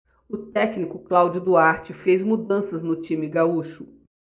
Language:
Portuguese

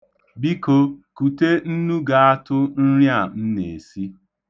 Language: Igbo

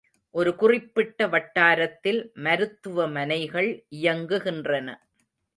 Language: Tamil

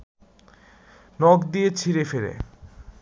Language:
Bangla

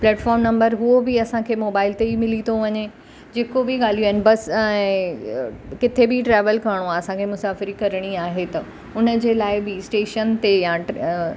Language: Sindhi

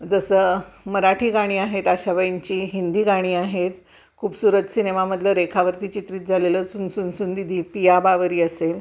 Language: Marathi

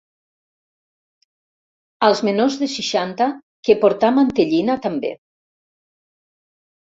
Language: Catalan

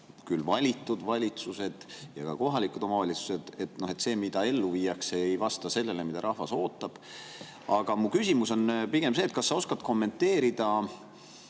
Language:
Estonian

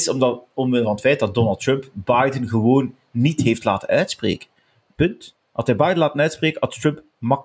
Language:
Dutch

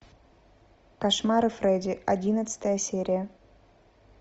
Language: Russian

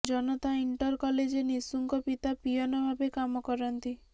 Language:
Odia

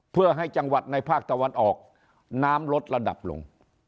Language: Thai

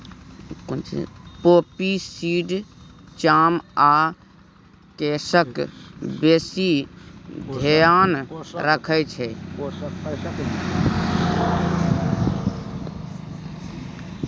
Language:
Maithili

